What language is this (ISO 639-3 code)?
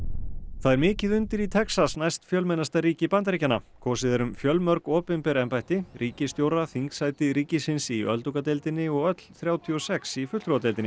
isl